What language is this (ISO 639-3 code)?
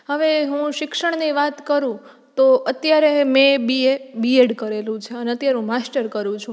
guj